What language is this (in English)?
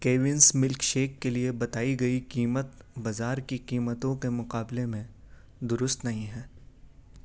Urdu